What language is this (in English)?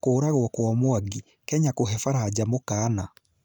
Kikuyu